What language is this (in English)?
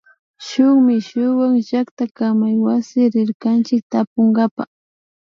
Imbabura Highland Quichua